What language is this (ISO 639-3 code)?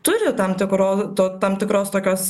lit